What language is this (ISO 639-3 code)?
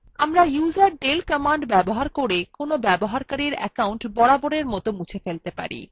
ben